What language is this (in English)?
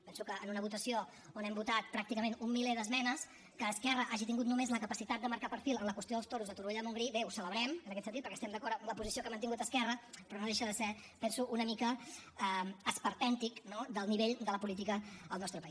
Catalan